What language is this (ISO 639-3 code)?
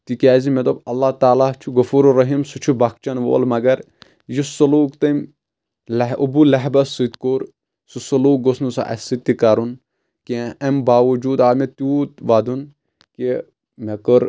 kas